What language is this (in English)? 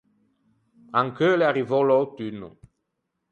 Ligurian